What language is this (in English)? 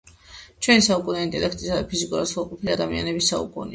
Georgian